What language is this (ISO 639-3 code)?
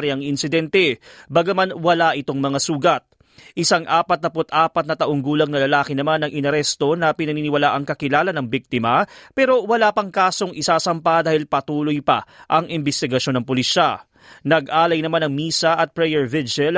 fil